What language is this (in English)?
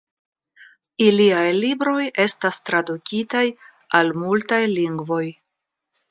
Esperanto